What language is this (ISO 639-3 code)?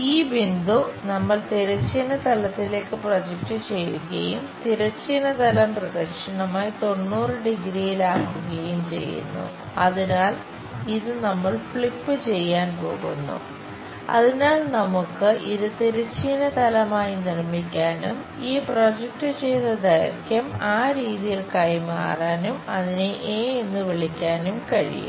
mal